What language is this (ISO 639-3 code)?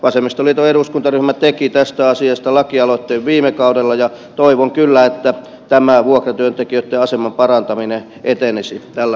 fin